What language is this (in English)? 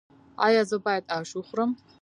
Pashto